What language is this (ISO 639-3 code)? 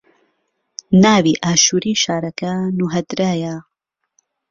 ckb